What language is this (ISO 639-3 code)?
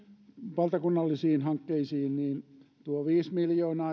fin